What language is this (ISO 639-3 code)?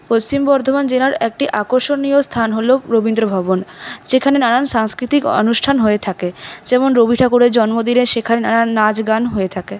ben